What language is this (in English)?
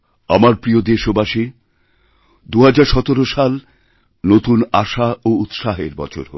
Bangla